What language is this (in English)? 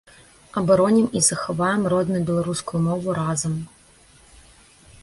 Belarusian